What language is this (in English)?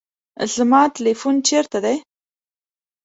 Pashto